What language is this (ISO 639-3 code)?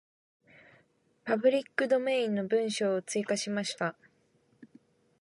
jpn